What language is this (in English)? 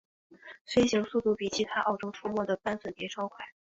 Chinese